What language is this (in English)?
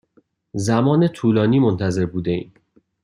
Persian